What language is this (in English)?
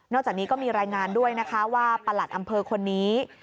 Thai